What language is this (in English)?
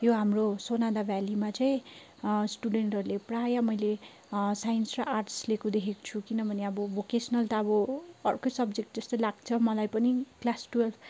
Nepali